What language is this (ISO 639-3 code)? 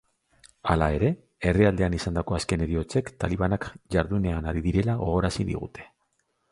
eus